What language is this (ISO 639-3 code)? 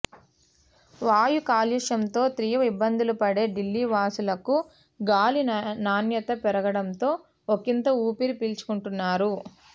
tel